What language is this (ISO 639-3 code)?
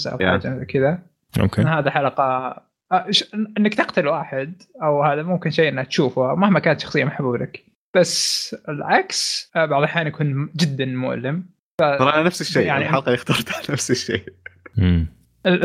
ara